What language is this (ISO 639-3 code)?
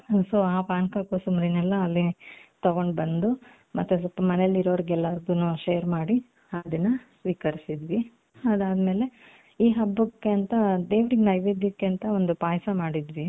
kan